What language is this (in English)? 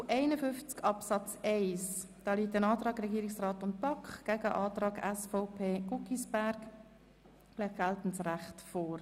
Swiss German